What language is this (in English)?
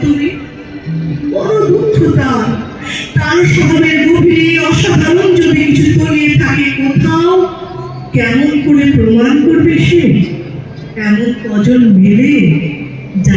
Bangla